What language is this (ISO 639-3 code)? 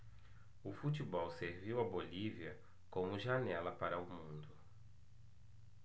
por